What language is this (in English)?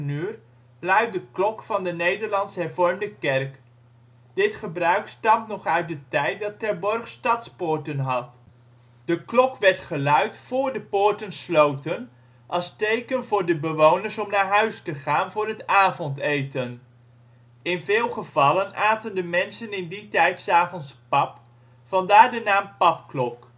Dutch